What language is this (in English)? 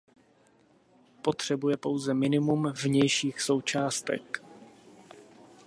Czech